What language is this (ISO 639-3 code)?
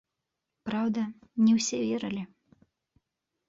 bel